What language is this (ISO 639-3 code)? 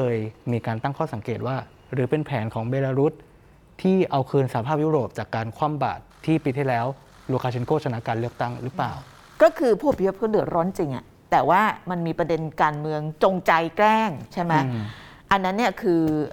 tha